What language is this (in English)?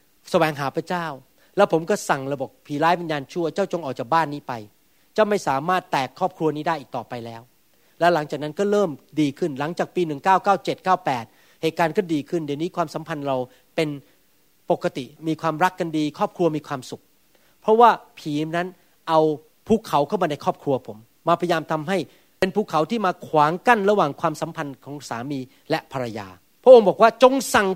Thai